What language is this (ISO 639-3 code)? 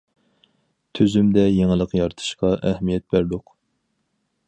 uig